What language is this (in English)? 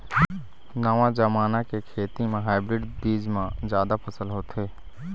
Chhattisgarhi